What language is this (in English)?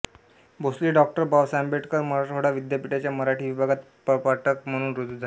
Marathi